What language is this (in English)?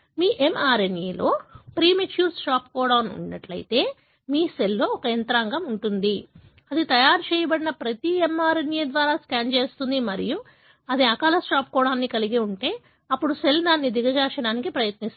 Telugu